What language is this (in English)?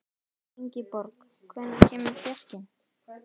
Icelandic